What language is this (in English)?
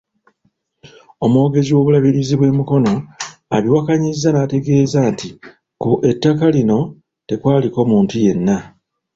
Ganda